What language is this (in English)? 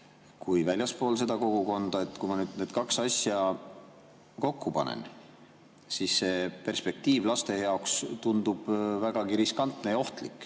Estonian